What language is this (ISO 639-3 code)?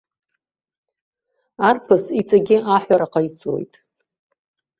abk